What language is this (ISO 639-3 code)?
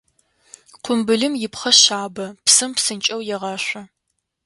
ady